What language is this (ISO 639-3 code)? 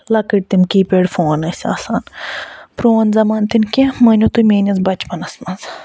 kas